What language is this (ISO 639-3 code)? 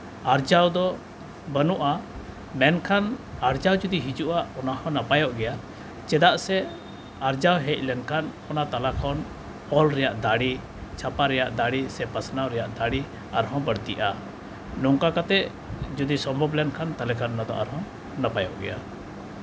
sat